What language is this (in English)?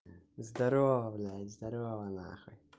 Russian